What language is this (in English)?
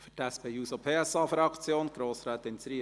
Swiss German